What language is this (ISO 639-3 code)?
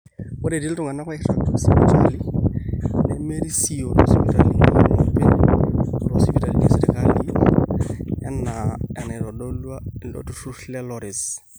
mas